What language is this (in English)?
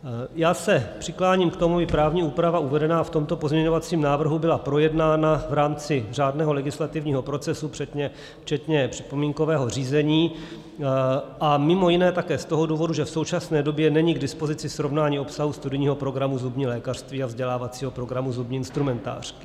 Czech